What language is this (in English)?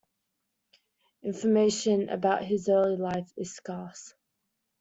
English